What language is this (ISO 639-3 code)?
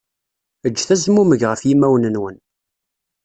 kab